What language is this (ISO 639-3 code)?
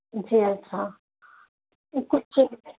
urd